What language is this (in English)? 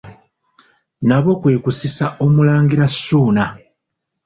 Ganda